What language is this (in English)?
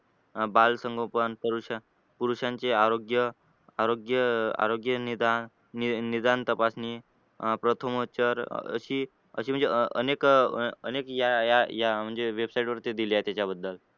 Marathi